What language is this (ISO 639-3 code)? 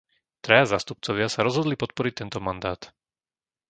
slk